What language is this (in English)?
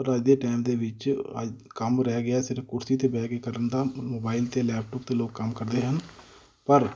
Punjabi